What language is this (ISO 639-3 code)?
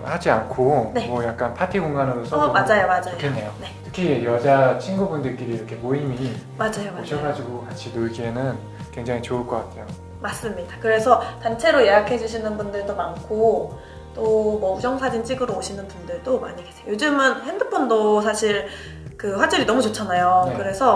kor